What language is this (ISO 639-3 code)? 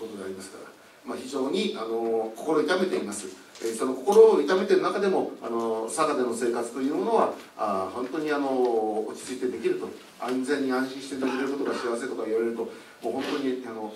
jpn